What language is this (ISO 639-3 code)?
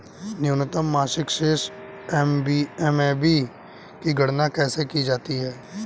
hin